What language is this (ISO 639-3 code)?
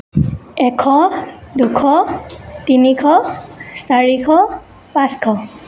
asm